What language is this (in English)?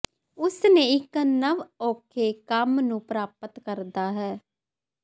Punjabi